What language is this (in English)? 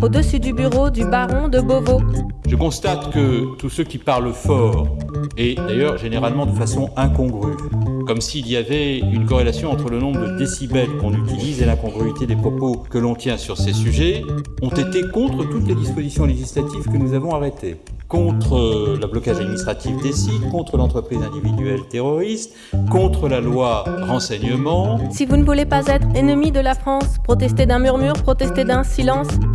French